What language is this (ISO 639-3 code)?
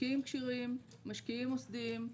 heb